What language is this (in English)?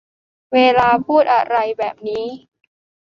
Thai